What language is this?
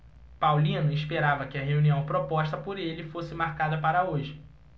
Portuguese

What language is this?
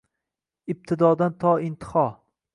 Uzbek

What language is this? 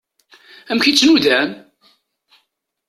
Kabyle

